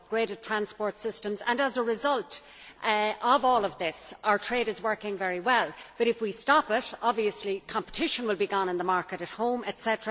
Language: English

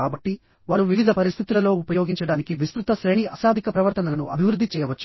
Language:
Telugu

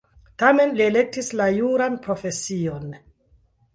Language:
Esperanto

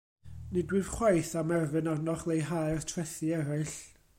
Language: Welsh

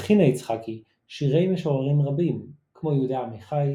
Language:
Hebrew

